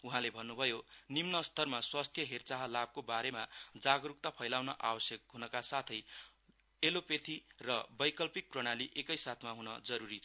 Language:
Nepali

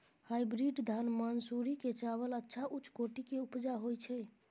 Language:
Maithili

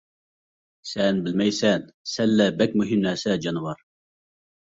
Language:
Uyghur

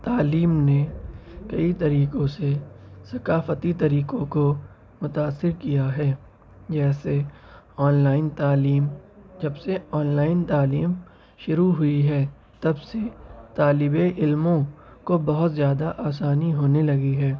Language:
Urdu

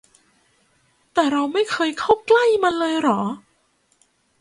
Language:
Thai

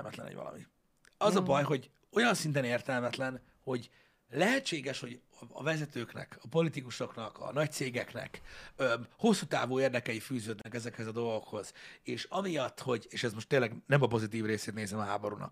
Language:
Hungarian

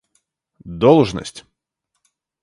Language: Russian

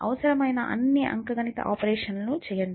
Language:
Telugu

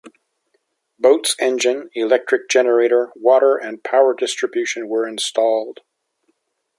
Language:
English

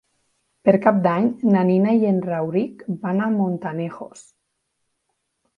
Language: Catalan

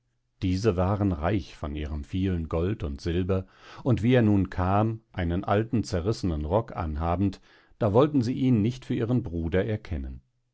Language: German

